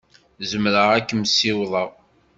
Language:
Kabyle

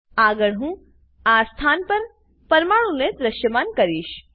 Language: Gujarati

